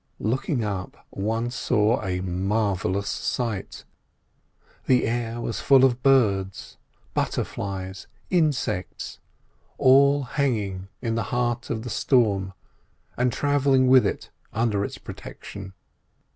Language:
English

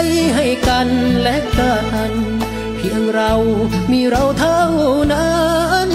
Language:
Thai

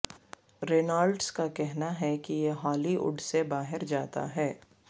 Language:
Urdu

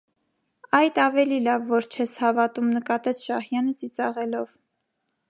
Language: Armenian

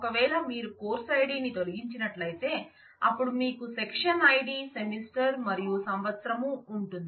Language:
Telugu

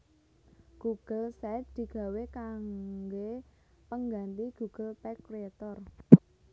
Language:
Javanese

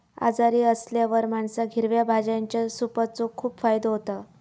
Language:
Marathi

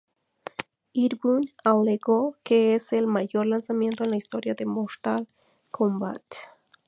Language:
Spanish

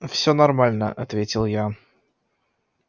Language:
Russian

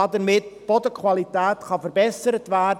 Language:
Swiss German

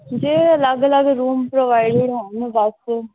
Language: Punjabi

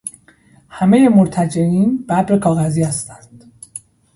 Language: Persian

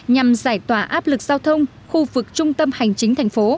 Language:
Vietnamese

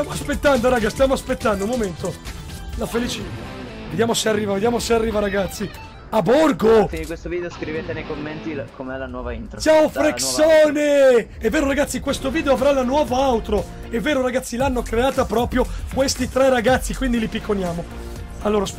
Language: Italian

